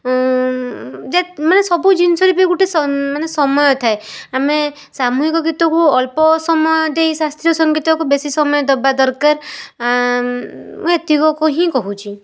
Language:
Odia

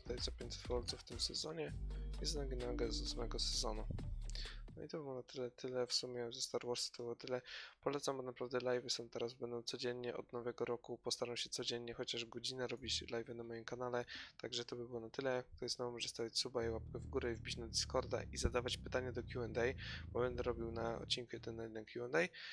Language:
Polish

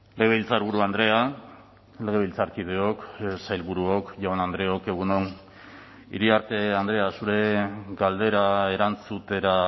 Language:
Basque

